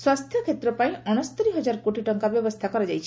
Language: Odia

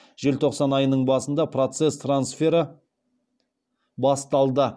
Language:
Kazakh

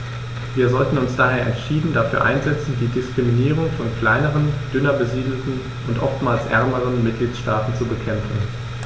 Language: German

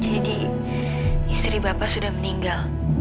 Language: Indonesian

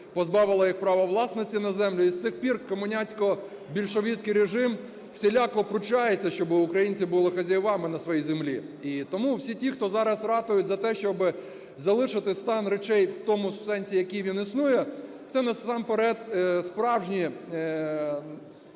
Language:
Ukrainian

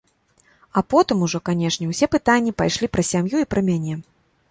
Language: Belarusian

